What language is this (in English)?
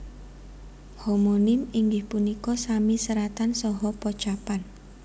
Javanese